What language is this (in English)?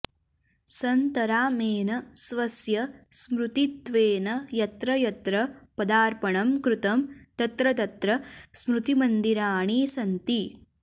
Sanskrit